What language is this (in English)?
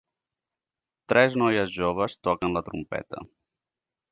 Catalan